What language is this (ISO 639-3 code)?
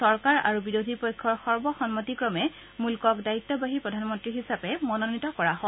asm